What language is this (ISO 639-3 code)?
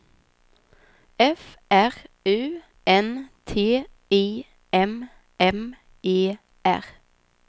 swe